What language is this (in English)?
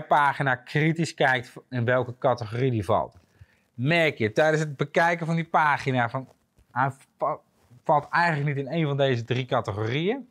Dutch